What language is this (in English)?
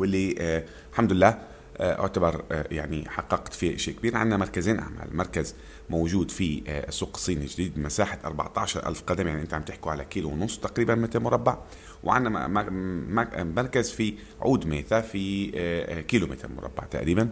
Arabic